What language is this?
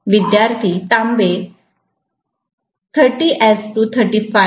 Marathi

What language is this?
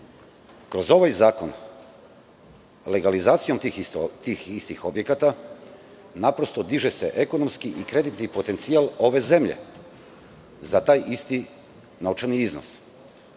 Serbian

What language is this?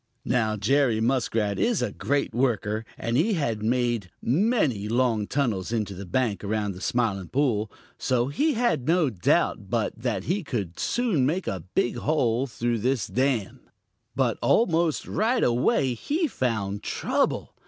English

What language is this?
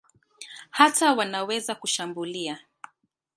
Swahili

